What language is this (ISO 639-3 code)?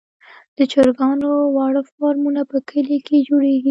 pus